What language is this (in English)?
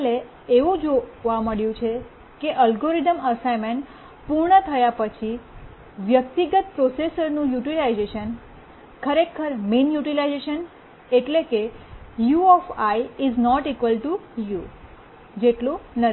Gujarati